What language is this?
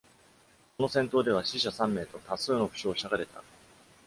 Japanese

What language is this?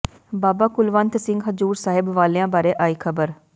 Punjabi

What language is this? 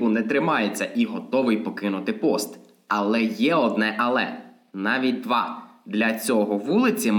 Ukrainian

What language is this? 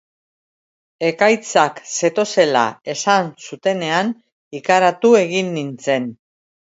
Basque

